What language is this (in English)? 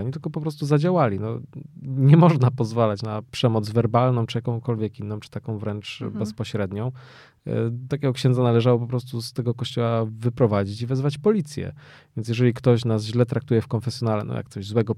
Polish